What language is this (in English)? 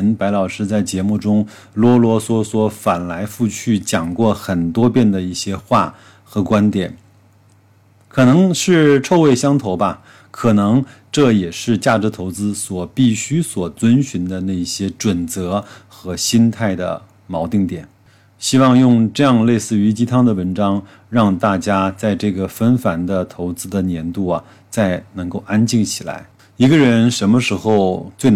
Chinese